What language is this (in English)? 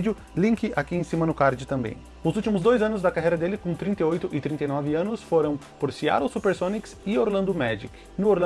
Portuguese